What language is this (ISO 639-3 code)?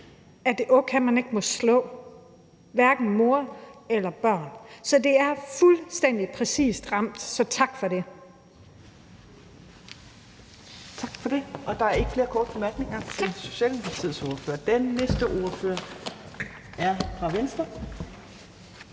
dan